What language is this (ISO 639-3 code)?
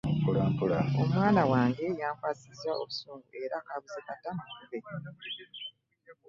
lug